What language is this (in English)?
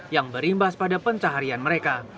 Indonesian